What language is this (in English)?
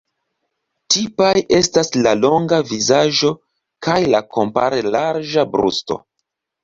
Esperanto